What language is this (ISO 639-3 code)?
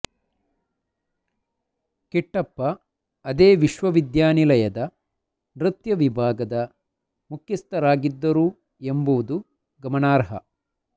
kan